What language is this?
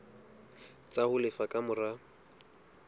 Southern Sotho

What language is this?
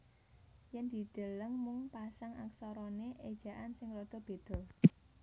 Javanese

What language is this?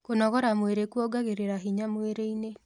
Kikuyu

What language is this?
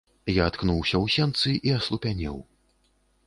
Belarusian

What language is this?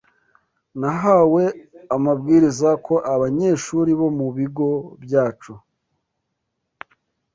Kinyarwanda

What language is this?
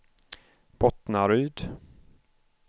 Swedish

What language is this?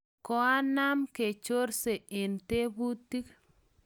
Kalenjin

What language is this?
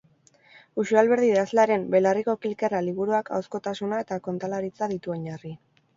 Basque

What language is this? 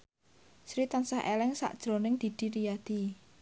Javanese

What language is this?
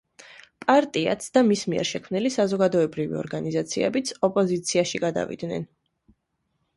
Georgian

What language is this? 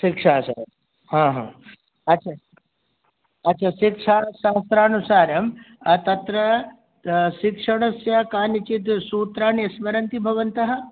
Sanskrit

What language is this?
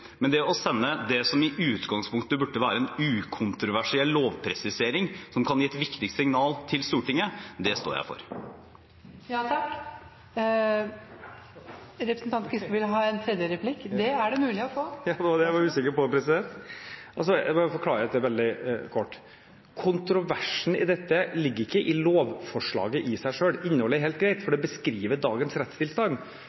Norwegian Bokmål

